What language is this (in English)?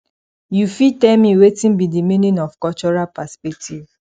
Nigerian Pidgin